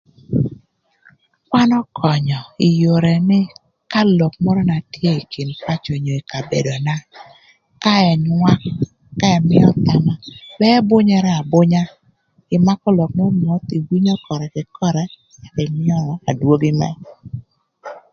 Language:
Thur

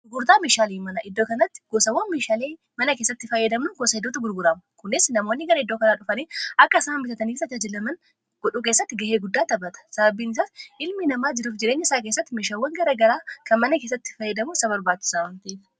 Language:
Oromo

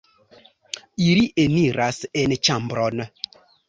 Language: Esperanto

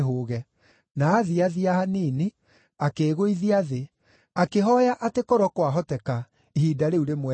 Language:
Kikuyu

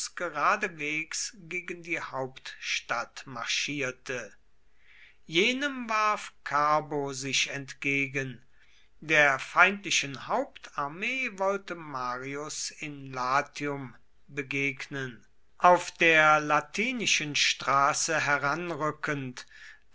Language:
German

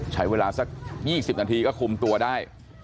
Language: Thai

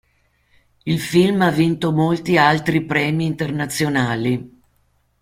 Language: Italian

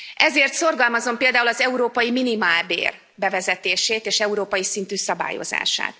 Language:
Hungarian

